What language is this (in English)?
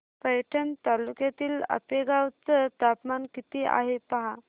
Marathi